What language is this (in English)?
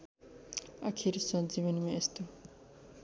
Nepali